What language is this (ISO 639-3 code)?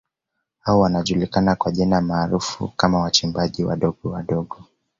swa